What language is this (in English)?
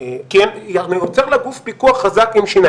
Hebrew